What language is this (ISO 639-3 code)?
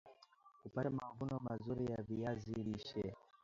swa